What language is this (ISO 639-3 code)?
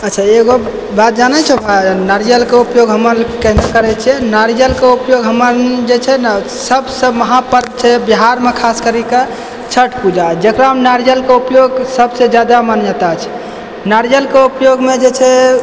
mai